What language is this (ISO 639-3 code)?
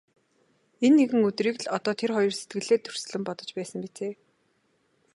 mon